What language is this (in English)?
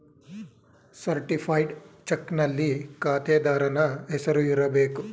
Kannada